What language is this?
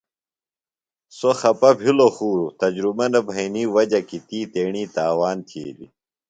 Phalura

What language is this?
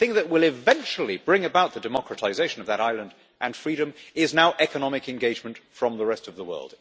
English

